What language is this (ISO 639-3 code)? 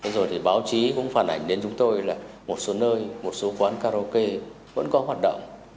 vie